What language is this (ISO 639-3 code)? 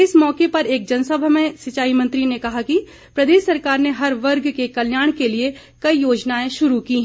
hin